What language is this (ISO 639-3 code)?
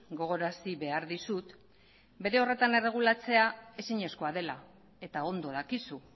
eus